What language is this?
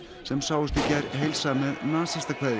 Icelandic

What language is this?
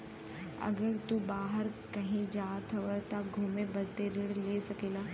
Bhojpuri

